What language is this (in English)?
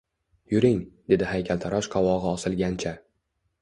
Uzbek